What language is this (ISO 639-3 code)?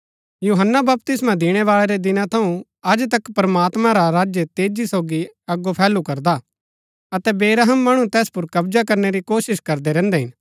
gbk